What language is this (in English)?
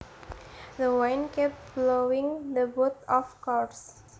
Javanese